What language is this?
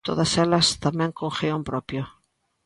Galician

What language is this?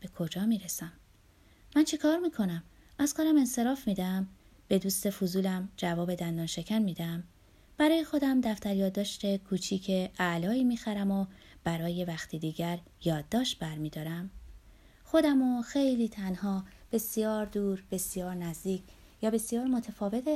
Persian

